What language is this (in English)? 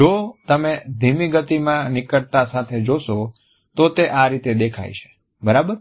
Gujarati